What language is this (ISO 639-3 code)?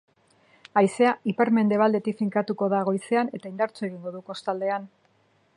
eus